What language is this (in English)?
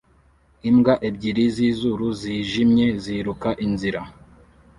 Kinyarwanda